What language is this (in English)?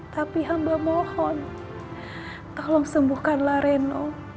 Indonesian